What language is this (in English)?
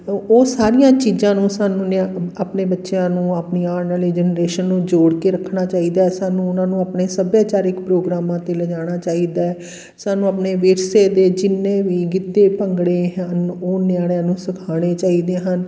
Punjabi